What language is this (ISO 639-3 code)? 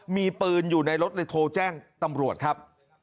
tha